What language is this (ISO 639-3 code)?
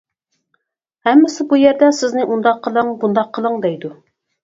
uig